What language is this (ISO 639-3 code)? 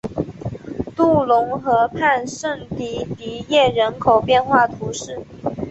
zho